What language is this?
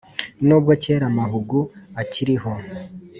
Kinyarwanda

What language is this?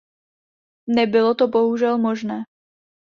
Czech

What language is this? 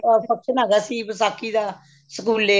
Punjabi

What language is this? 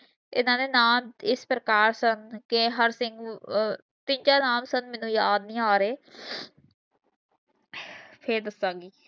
Punjabi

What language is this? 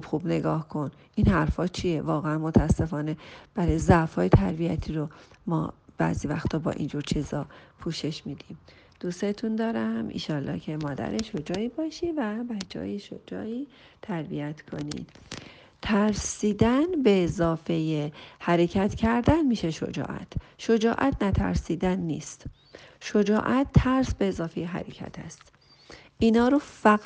Persian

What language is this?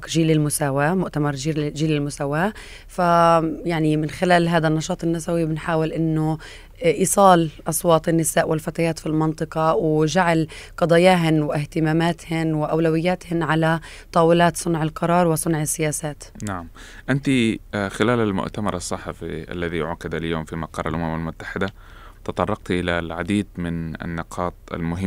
Arabic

